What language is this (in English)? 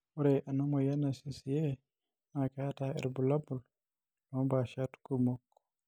Masai